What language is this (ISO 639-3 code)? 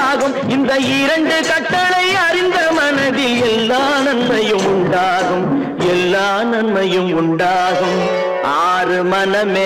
tam